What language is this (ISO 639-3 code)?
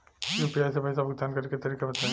bho